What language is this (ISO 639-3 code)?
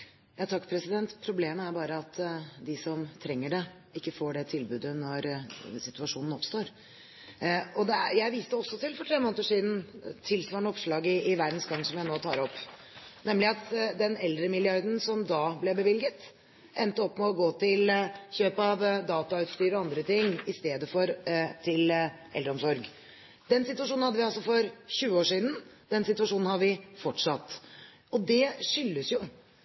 nob